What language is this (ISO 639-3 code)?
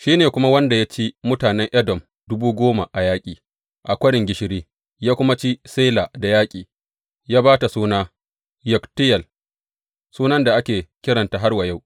hau